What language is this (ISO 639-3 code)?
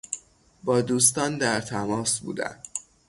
fas